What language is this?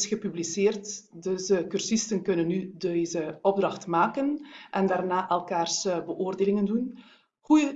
Dutch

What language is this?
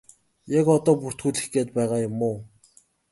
Mongolian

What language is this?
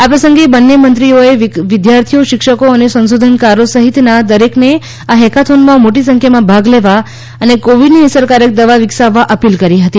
Gujarati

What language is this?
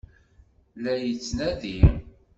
Kabyle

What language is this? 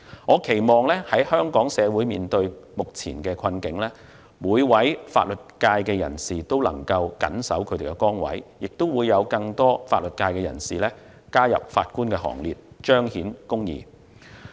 Cantonese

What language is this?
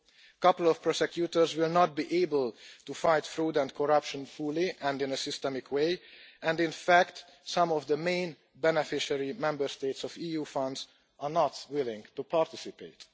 English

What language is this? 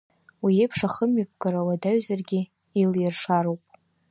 Abkhazian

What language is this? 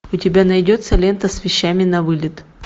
Russian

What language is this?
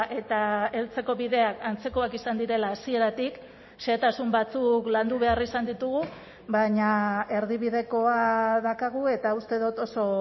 Basque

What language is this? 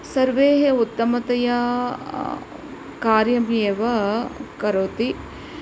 Sanskrit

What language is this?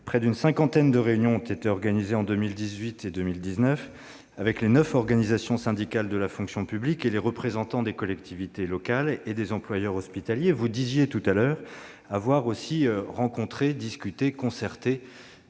French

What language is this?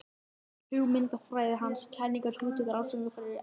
Icelandic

